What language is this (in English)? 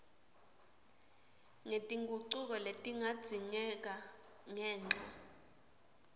Swati